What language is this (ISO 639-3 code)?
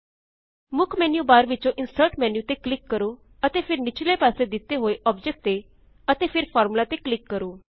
pan